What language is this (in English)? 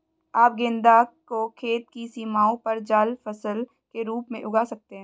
Hindi